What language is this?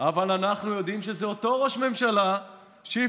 Hebrew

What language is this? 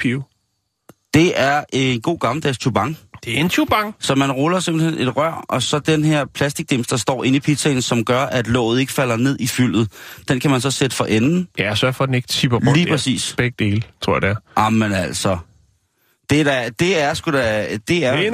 Danish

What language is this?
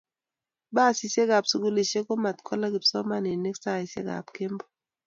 Kalenjin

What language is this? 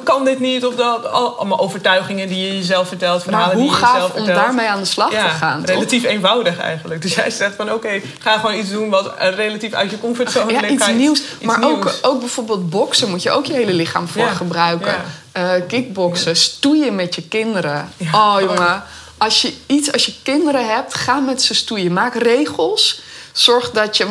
Dutch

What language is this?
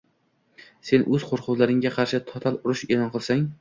Uzbek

